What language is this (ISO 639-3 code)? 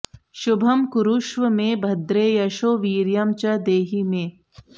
san